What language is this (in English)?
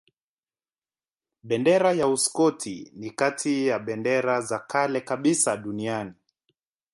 Swahili